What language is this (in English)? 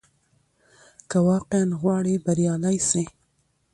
Pashto